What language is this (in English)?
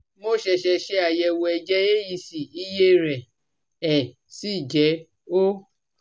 Yoruba